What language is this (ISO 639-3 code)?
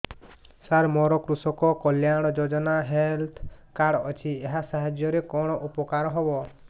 ori